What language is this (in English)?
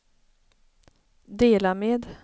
Swedish